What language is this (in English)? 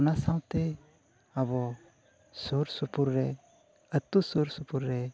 Santali